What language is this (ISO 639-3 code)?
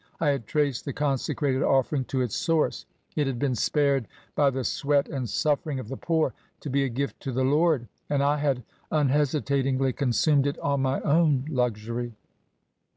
eng